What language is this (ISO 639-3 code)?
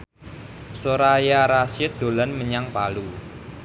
jav